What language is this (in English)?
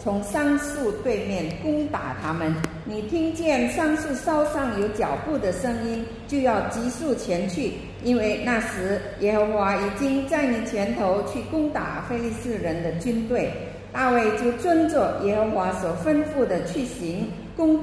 Indonesian